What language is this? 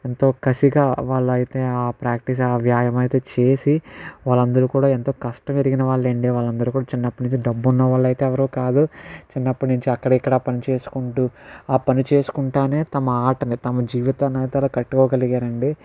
Telugu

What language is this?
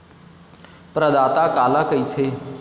Chhattisgarhi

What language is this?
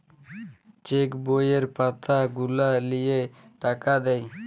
Bangla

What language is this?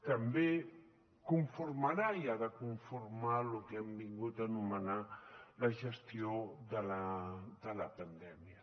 Catalan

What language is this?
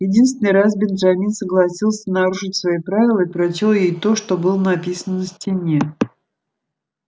Russian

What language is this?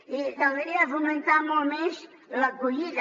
Catalan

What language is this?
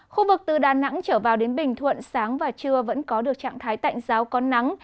Vietnamese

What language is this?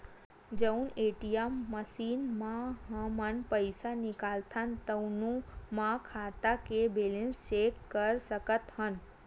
Chhattisgarhi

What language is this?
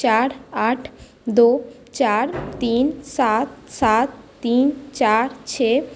Maithili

